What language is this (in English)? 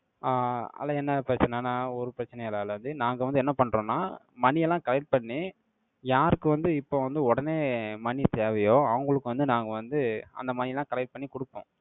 Tamil